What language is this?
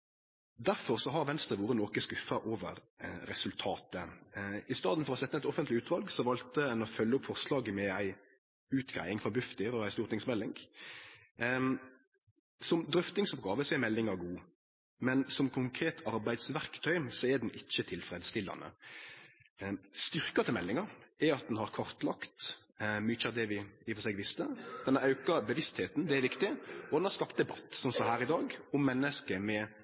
Norwegian Nynorsk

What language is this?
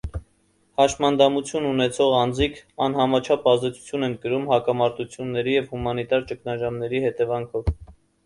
Armenian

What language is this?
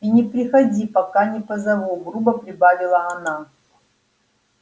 Russian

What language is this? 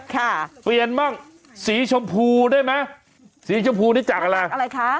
Thai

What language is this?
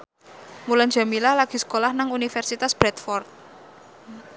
Javanese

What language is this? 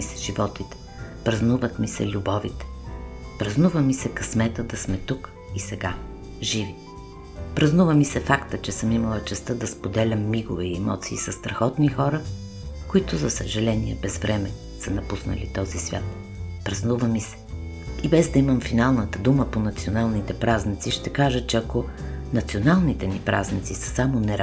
Bulgarian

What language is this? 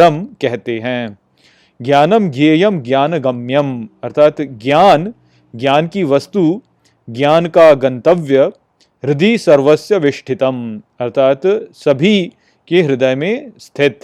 Hindi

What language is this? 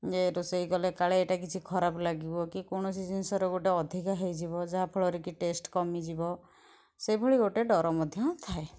Odia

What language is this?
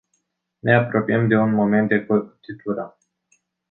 Romanian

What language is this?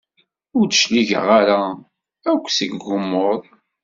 Kabyle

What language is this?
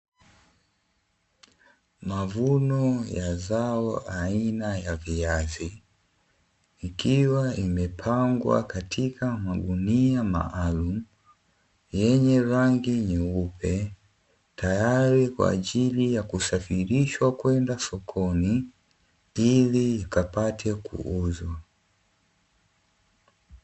Swahili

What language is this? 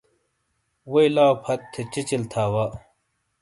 Shina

